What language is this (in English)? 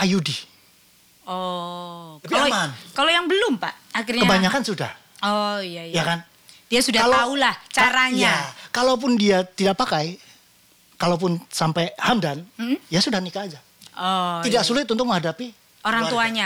Indonesian